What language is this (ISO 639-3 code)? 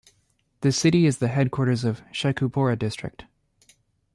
eng